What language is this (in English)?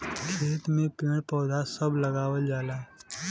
Bhojpuri